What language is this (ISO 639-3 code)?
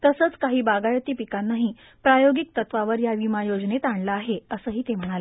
mar